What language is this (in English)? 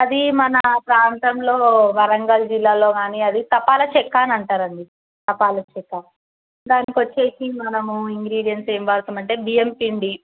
Telugu